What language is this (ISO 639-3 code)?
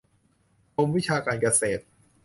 tha